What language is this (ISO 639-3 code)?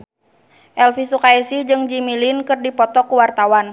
sun